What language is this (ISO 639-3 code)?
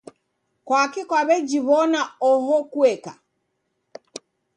dav